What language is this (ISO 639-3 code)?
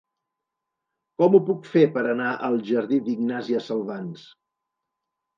cat